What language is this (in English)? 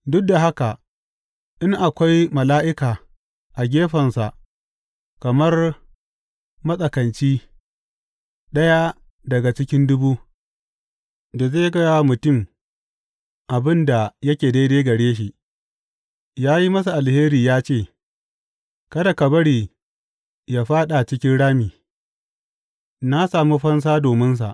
Hausa